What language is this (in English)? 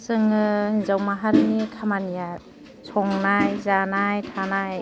Bodo